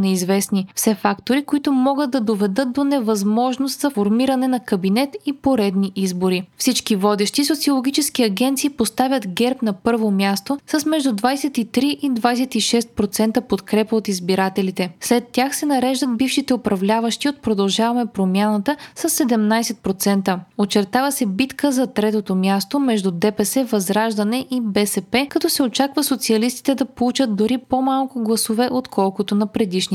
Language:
Bulgarian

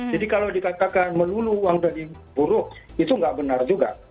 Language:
Indonesian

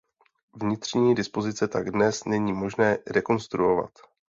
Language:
Czech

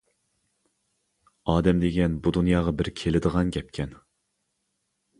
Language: Uyghur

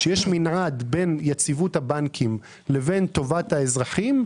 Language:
Hebrew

